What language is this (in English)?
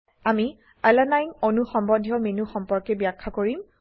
Assamese